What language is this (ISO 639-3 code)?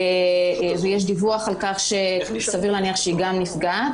heb